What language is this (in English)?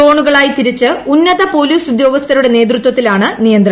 Malayalam